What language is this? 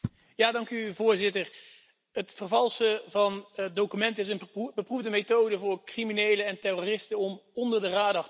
Dutch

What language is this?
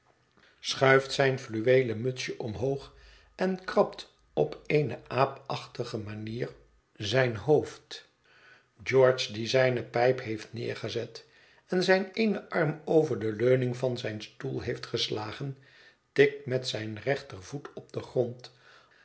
Dutch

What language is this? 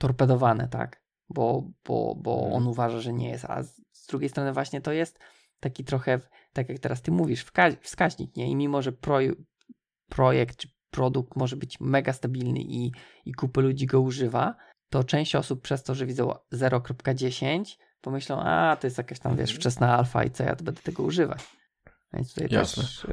Polish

